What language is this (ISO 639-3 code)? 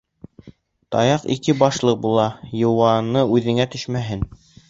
bak